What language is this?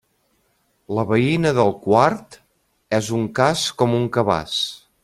Catalan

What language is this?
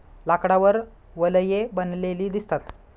Marathi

